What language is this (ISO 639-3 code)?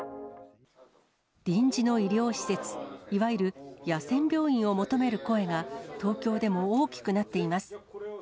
jpn